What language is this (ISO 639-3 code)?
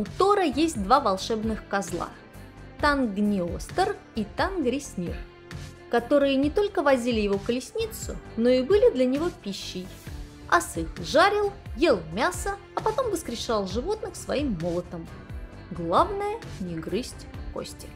rus